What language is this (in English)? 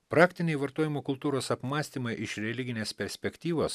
Lithuanian